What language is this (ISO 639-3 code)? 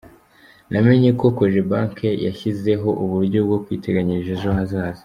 kin